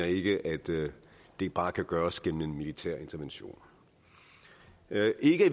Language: Danish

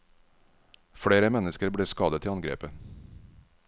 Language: Norwegian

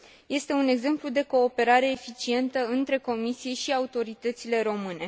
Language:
Romanian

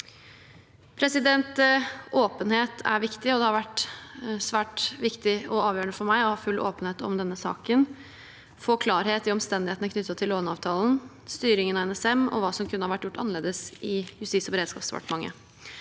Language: Norwegian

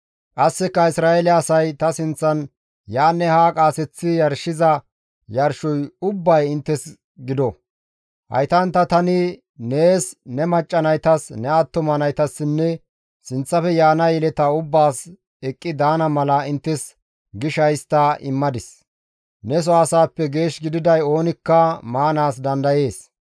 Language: Gamo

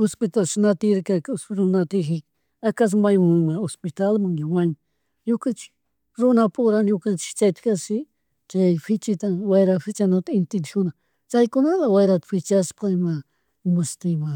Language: Chimborazo Highland Quichua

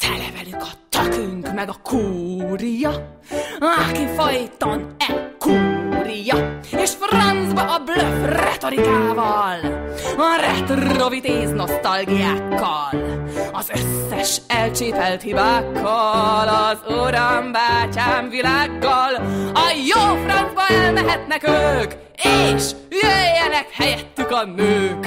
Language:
Hungarian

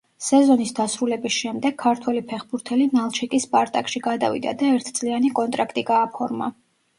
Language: Georgian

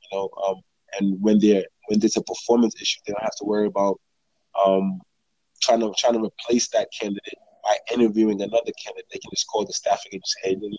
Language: English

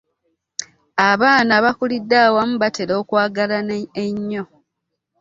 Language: Ganda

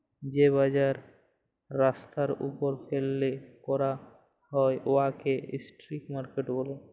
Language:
Bangla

